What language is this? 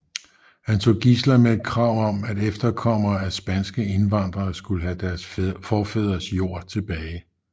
Danish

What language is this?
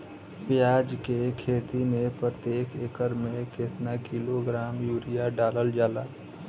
Bhojpuri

